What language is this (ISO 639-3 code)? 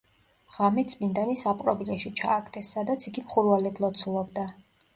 kat